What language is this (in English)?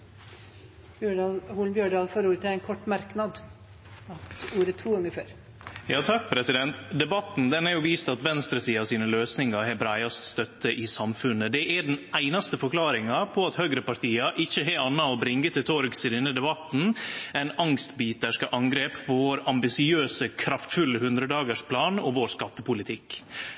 Norwegian